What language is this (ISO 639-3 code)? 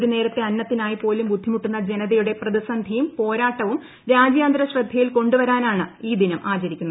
mal